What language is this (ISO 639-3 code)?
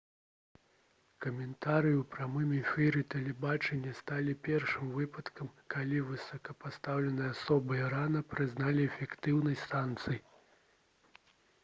bel